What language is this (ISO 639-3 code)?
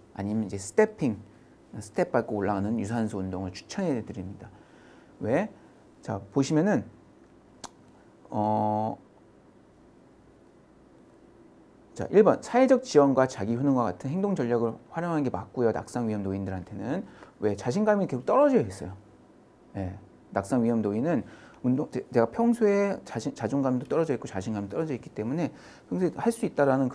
kor